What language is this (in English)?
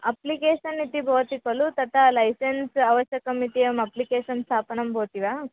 Sanskrit